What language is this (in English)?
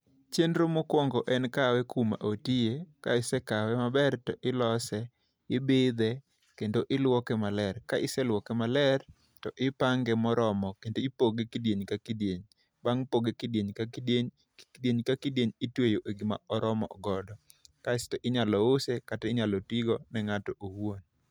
Luo (Kenya and Tanzania)